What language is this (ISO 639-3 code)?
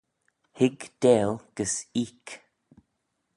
glv